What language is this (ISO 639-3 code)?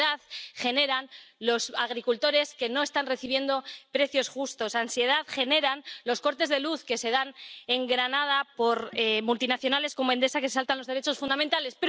spa